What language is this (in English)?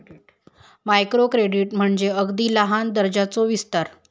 Marathi